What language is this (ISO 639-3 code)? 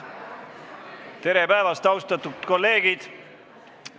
est